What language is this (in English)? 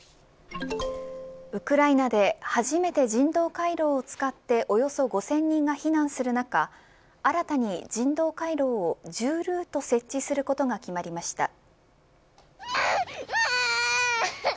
Japanese